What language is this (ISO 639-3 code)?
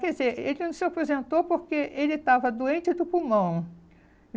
por